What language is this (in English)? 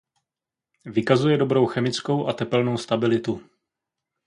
Czech